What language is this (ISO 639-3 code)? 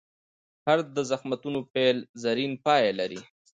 pus